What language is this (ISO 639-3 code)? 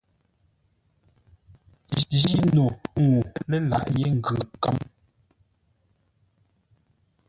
nla